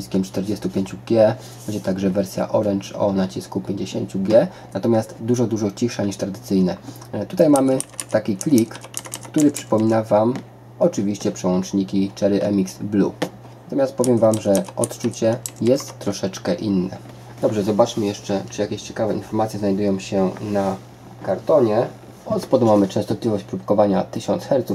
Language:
Polish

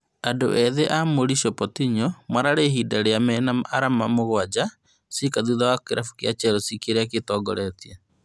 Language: Kikuyu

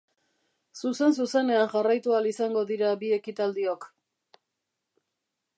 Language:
Basque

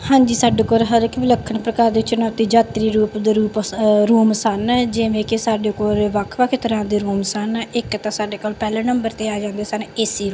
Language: Punjabi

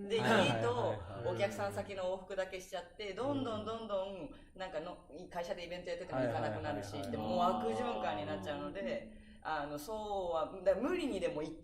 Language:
Japanese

